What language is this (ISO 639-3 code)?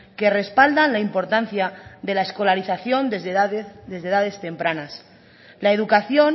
spa